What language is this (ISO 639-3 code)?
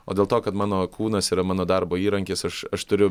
lit